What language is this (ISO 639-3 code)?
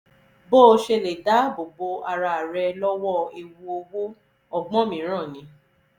yor